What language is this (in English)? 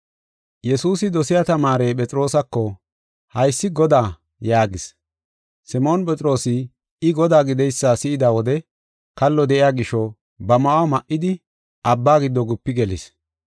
Gofa